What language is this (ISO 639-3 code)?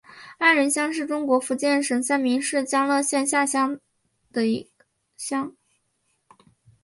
zho